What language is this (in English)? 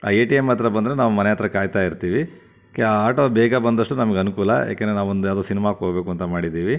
Kannada